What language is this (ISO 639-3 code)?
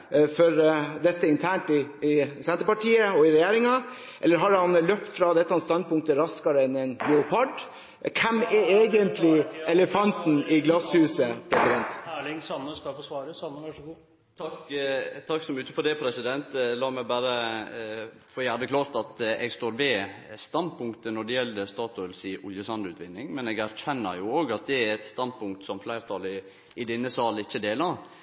nor